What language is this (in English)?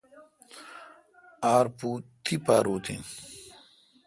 Kalkoti